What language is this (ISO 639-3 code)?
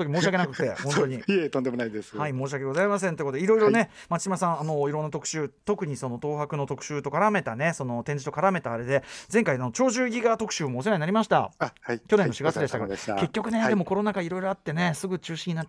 jpn